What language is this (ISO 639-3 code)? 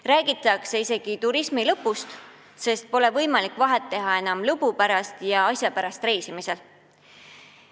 est